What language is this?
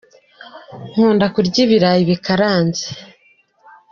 Kinyarwanda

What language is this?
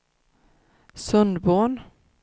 Swedish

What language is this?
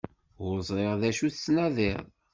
Kabyle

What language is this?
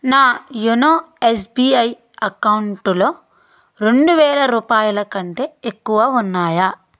Telugu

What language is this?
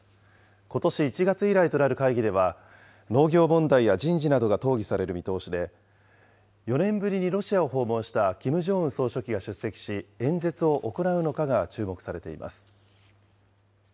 Japanese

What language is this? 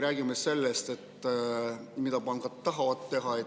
Estonian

